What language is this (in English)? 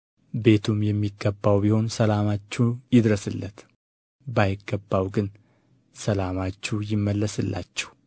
Amharic